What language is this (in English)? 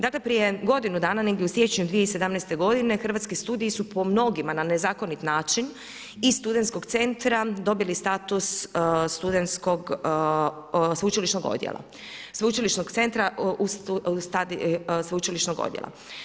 Croatian